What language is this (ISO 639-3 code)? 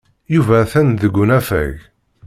kab